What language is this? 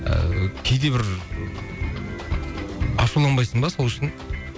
Kazakh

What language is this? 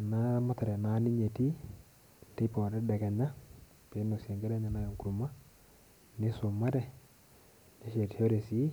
Masai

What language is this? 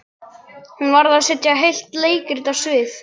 Icelandic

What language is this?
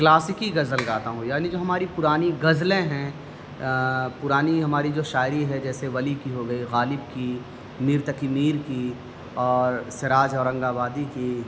Urdu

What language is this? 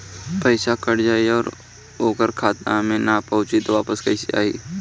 Bhojpuri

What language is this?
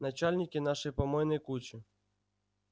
Russian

